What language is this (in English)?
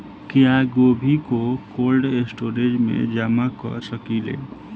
Bhojpuri